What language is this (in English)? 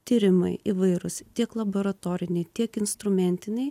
Lithuanian